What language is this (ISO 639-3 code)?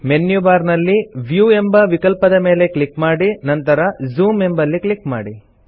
kan